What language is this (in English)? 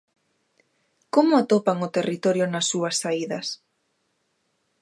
Galician